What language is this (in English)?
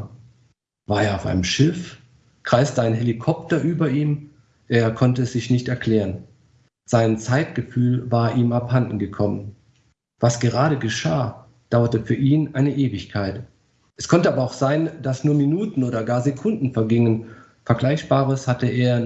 German